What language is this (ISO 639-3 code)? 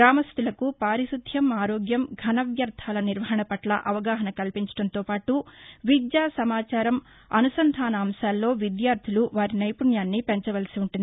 tel